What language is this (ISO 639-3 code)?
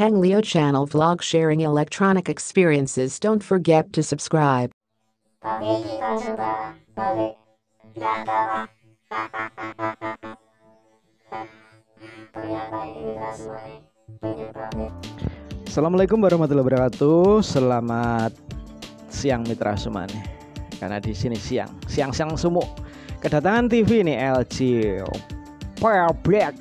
ind